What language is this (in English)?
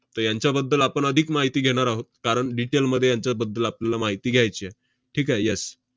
Marathi